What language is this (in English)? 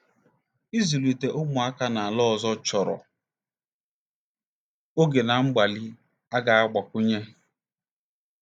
Igbo